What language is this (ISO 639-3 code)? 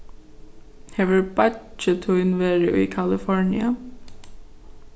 fao